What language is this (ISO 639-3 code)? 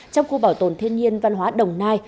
vie